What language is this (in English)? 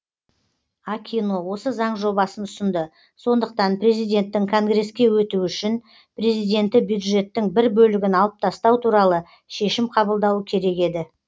Kazakh